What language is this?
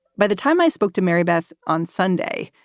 English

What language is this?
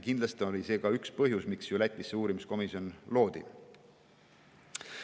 Estonian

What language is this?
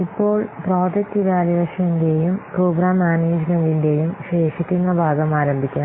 Malayalam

